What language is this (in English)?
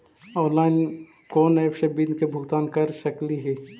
Magahi